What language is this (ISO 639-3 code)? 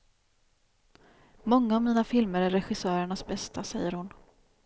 swe